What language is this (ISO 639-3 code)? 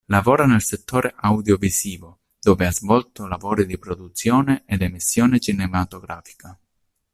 ita